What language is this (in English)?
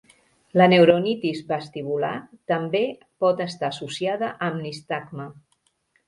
Catalan